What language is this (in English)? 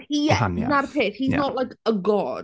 Welsh